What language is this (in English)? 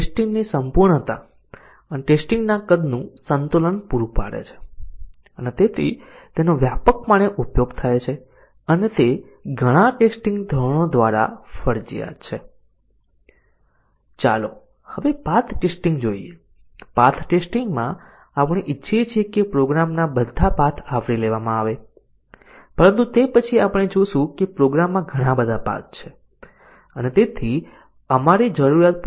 Gujarati